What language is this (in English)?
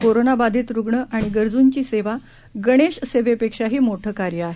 Marathi